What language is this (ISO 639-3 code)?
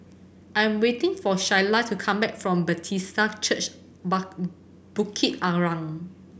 eng